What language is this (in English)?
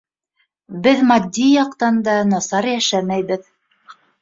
Bashkir